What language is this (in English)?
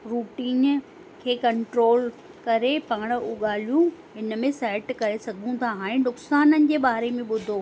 Sindhi